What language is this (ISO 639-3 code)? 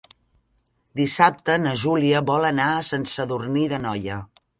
cat